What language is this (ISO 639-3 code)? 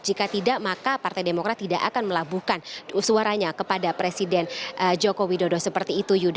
ind